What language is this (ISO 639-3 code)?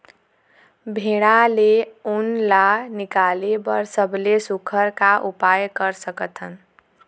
hne